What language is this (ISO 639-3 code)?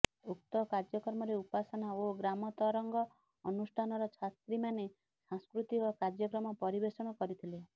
ori